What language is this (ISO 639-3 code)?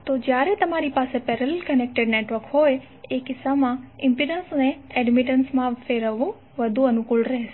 guj